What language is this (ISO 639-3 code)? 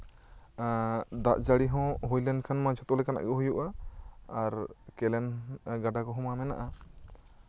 sat